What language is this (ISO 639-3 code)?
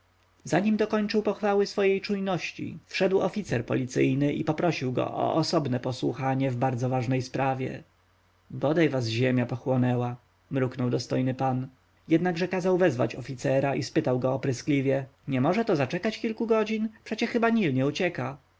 pol